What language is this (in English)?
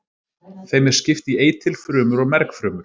Icelandic